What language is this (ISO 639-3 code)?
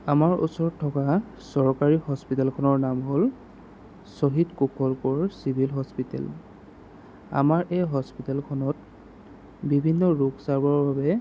asm